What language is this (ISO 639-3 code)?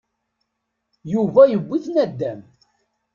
kab